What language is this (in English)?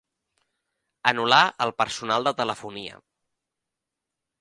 Catalan